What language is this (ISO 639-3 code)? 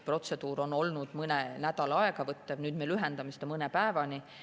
est